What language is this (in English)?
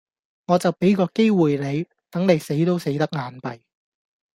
Cantonese